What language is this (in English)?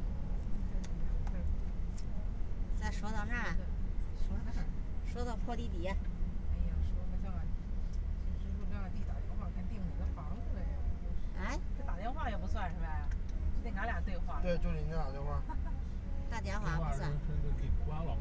Chinese